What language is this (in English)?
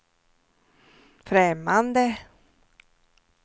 Swedish